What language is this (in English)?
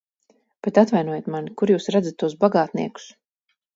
Latvian